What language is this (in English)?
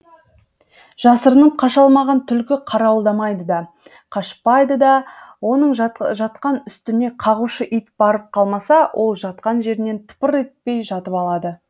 Kazakh